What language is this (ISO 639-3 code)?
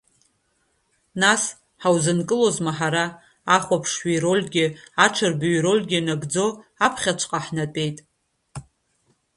abk